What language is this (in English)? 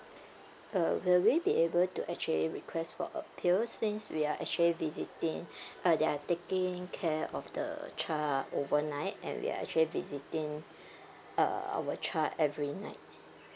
English